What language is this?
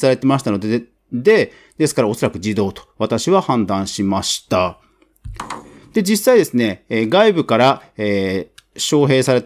Japanese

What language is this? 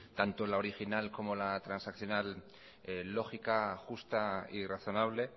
Spanish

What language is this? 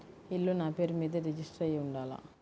Telugu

